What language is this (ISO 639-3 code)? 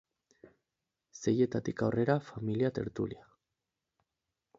eus